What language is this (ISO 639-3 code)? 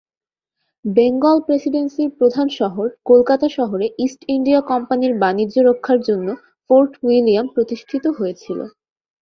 ben